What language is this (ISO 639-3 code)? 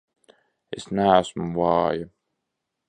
lav